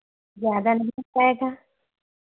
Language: Hindi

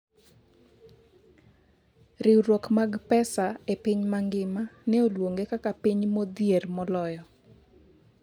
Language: Luo (Kenya and Tanzania)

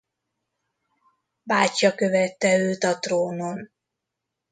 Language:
Hungarian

